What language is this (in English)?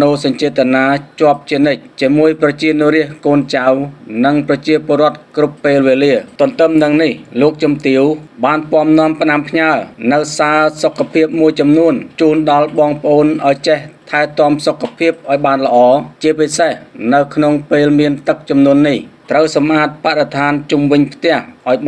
Thai